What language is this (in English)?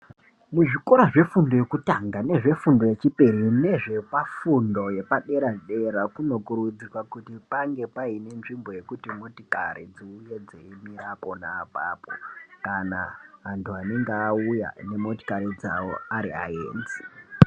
Ndau